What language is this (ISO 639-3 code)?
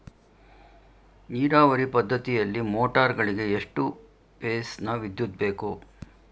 kan